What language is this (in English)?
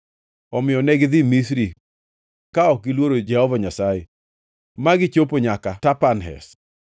Luo (Kenya and Tanzania)